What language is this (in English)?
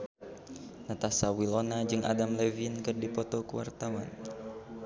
Sundanese